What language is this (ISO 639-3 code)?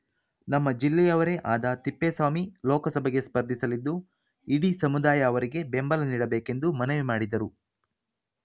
kan